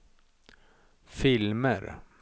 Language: Swedish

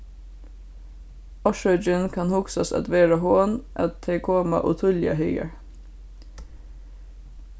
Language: Faroese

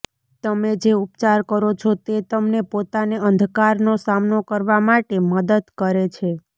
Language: Gujarati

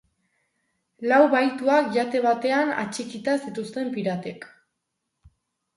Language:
Basque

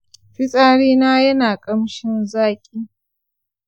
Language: Hausa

